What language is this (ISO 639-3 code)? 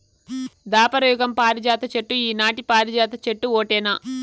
tel